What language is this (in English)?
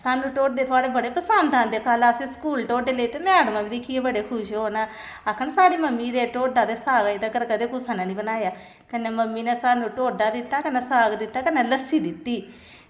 Dogri